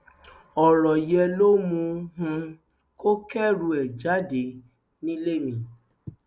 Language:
Yoruba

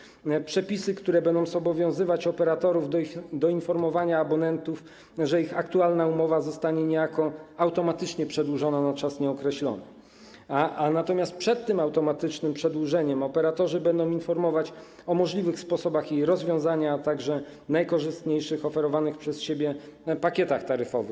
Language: Polish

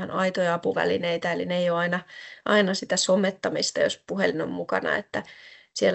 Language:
Finnish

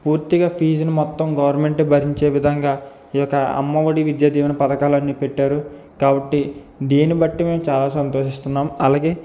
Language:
Telugu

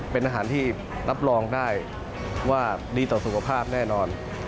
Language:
Thai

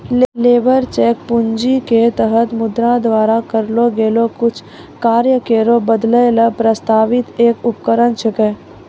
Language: Maithili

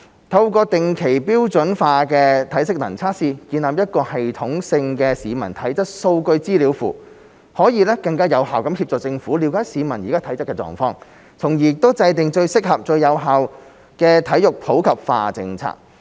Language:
Cantonese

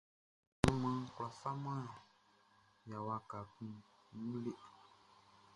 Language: Baoulé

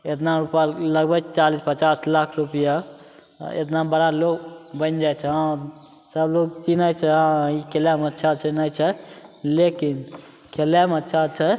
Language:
Maithili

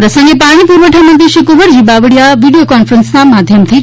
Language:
Gujarati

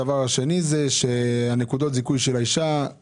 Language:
Hebrew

